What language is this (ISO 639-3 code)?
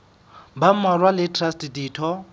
sot